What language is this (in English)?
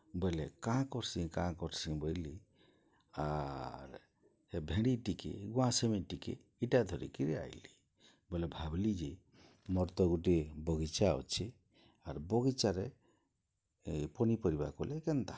Odia